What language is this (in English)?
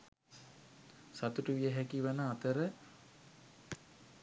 Sinhala